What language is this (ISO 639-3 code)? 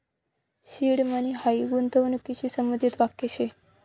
mar